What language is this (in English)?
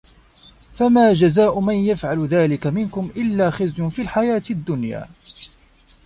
Arabic